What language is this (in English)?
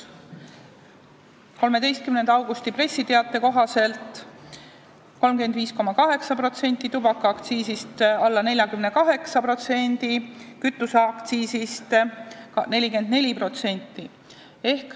Estonian